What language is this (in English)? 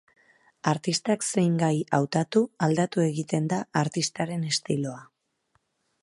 Basque